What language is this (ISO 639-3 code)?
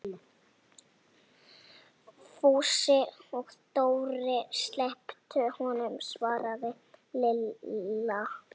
isl